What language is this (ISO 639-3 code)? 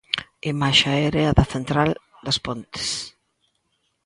glg